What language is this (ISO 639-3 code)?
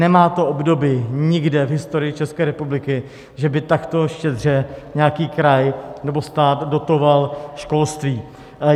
ces